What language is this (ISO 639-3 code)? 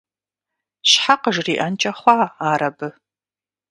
kbd